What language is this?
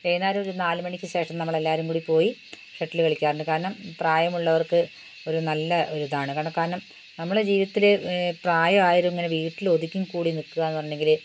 Malayalam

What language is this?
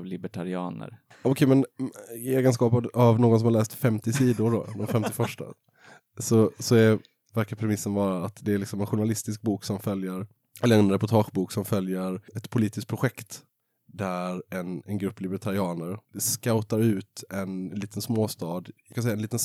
Swedish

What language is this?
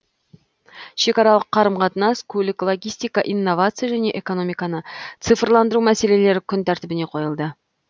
Kazakh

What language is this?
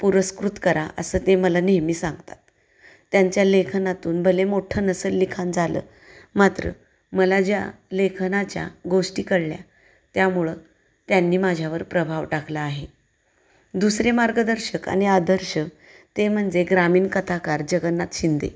Marathi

